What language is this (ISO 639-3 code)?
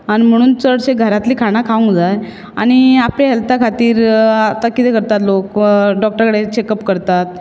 kok